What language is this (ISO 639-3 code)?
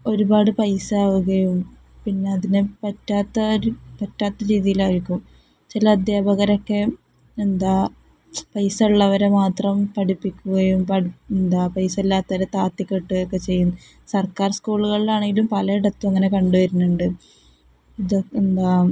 mal